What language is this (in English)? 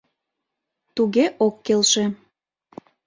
Mari